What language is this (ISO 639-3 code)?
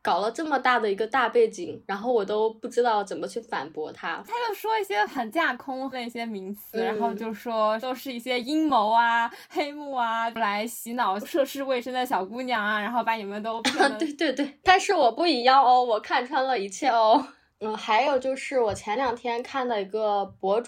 zho